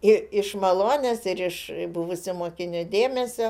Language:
Lithuanian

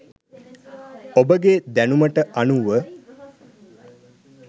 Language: Sinhala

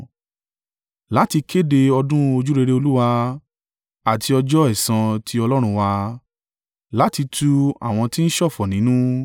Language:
Yoruba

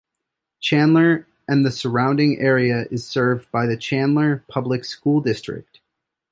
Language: English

